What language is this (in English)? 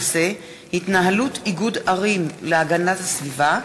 Hebrew